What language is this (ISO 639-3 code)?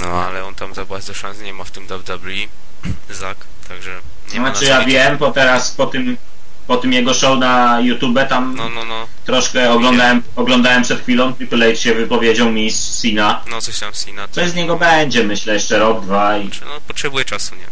pol